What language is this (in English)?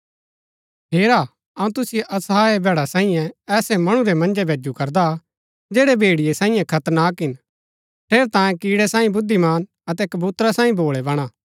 Gaddi